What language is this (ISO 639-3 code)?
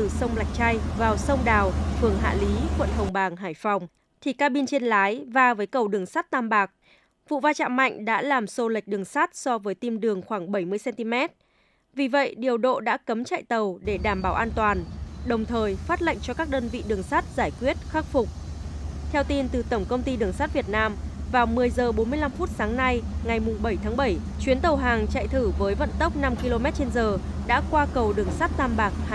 vie